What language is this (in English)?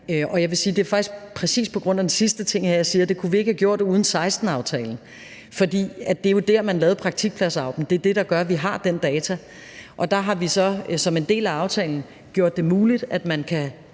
Danish